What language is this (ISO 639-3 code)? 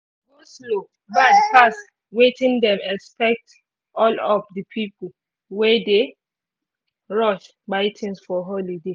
pcm